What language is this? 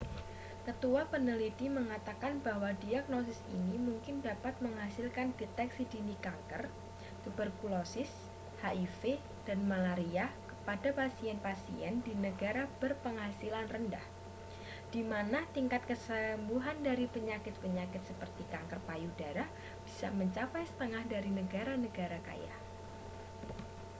Indonesian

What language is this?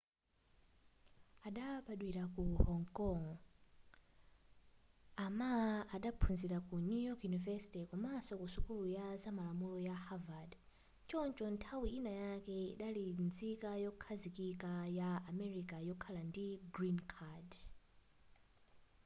Nyanja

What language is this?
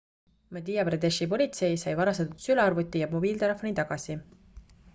Estonian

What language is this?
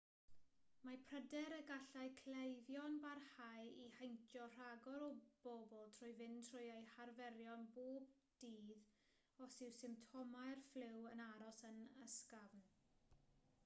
Welsh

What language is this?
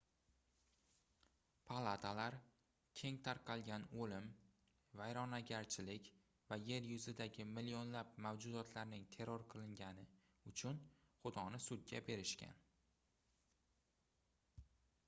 Uzbek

